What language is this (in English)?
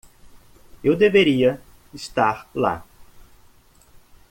Portuguese